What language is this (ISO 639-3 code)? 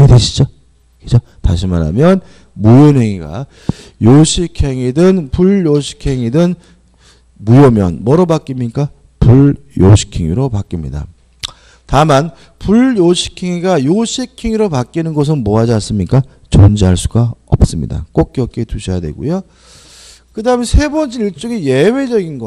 kor